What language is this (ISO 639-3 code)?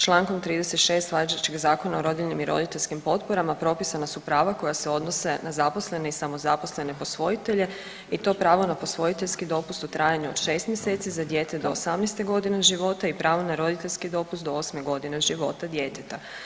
hrv